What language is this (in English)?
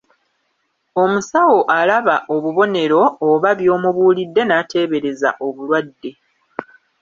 Ganda